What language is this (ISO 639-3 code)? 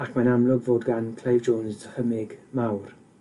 cym